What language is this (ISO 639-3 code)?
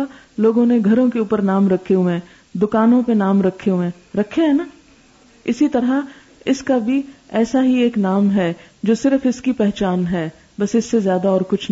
urd